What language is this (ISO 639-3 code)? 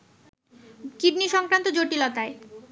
ben